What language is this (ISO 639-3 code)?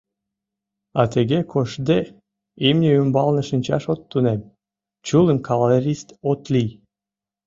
chm